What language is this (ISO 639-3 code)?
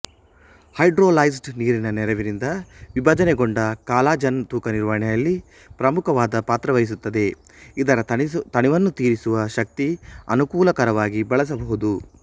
kan